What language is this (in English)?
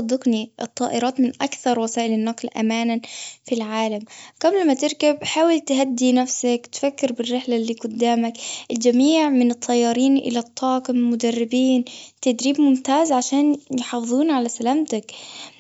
Gulf Arabic